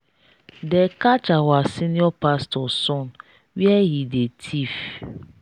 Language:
Nigerian Pidgin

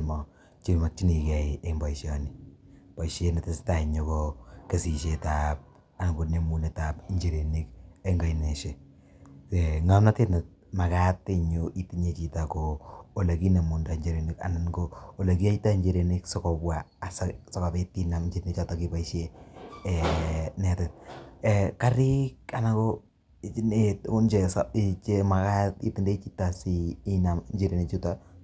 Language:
Kalenjin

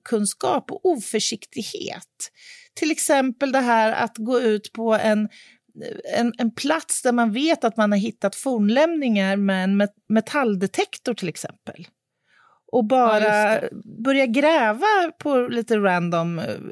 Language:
Swedish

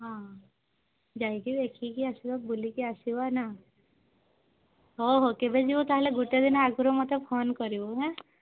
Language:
Odia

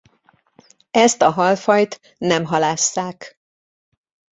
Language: Hungarian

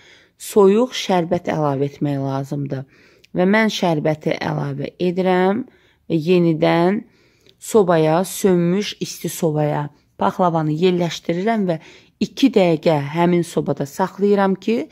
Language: Turkish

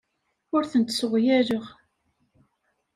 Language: Kabyle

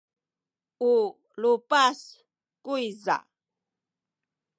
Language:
Sakizaya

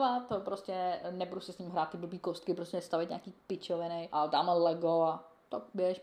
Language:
Czech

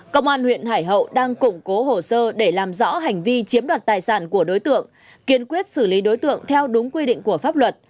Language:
Vietnamese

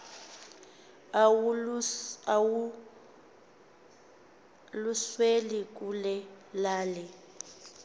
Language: Xhosa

